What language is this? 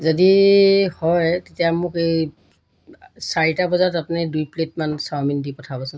Assamese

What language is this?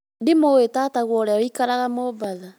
Kikuyu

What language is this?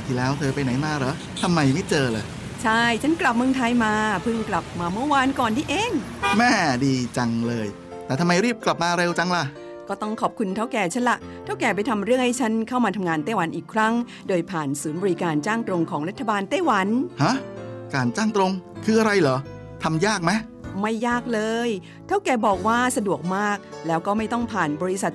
Thai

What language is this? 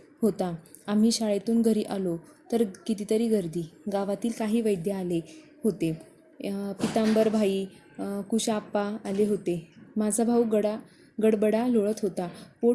Marathi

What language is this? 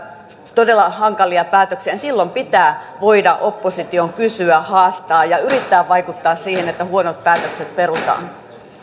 Finnish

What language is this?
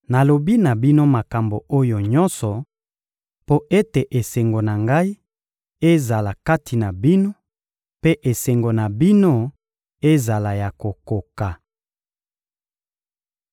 Lingala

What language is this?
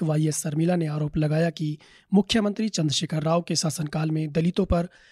Hindi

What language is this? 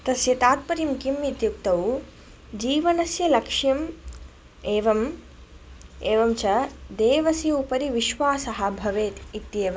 Sanskrit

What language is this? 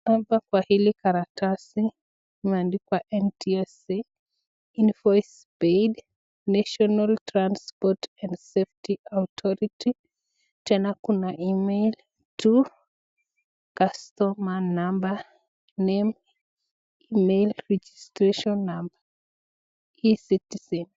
Swahili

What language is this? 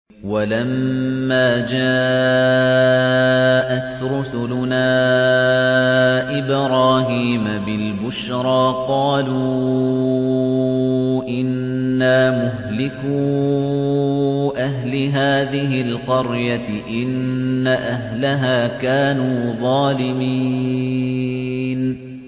Arabic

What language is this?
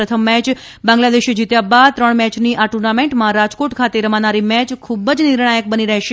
Gujarati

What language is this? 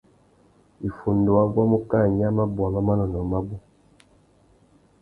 Tuki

